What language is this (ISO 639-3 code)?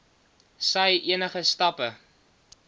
afr